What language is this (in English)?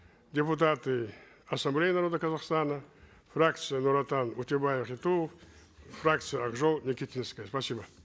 Kazakh